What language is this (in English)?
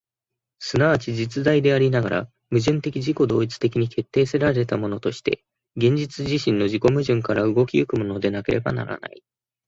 Japanese